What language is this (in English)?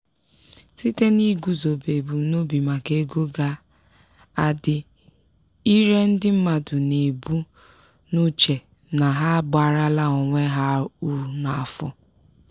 Igbo